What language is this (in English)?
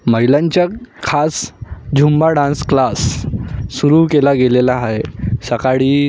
Marathi